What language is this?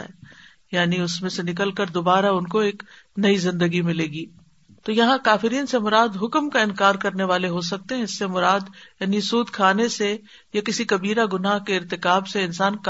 Urdu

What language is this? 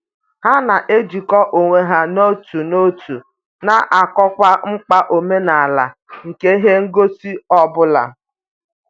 Igbo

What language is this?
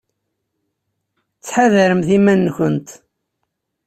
Kabyle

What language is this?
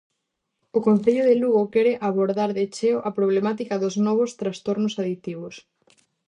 Galician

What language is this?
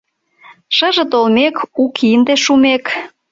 Mari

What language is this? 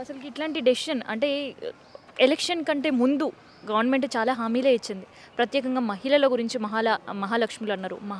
Telugu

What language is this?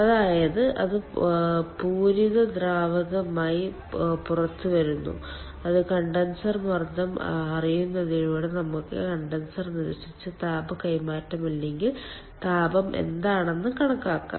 Malayalam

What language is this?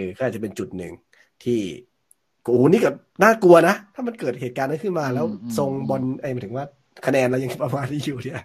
Thai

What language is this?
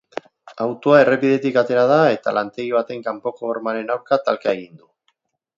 Basque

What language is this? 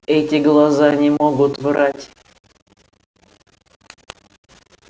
Russian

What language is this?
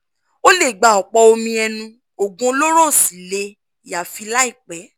Yoruba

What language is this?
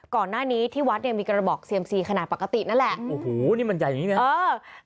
Thai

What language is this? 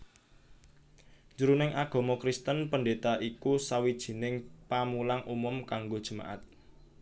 Javanese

